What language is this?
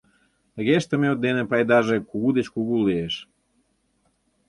Mari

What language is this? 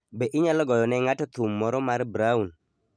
Luo (Kenya and Tanzania)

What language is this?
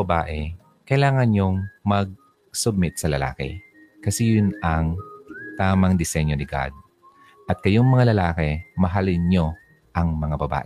Filipino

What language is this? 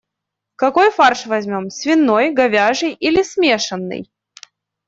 Russian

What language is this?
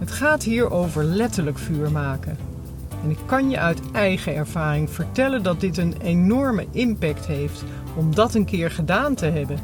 Dutch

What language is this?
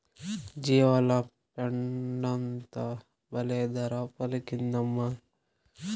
Telugu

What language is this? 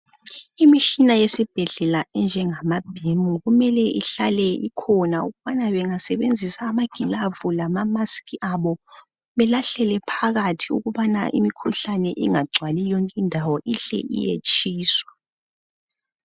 North Ndebele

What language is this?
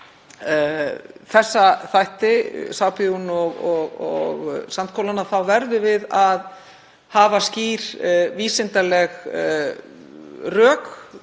Icelandic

